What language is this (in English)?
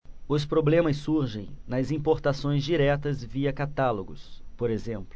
Portuguese